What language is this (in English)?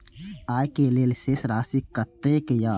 Maithili